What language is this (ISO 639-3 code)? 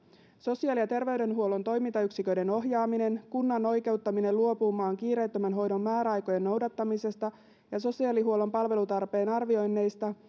fin